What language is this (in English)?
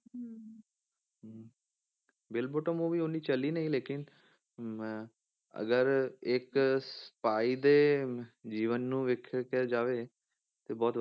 Punjabi